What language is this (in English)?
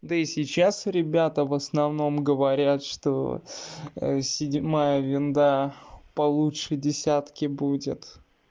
Russian